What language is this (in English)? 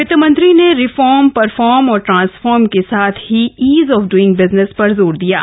Hindi